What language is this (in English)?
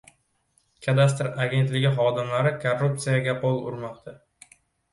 Uzbek